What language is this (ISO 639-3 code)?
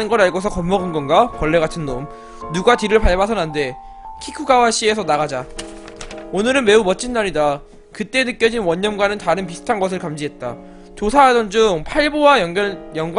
kor